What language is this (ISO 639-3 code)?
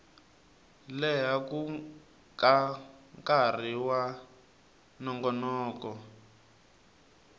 tso